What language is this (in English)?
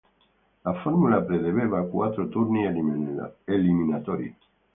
Italian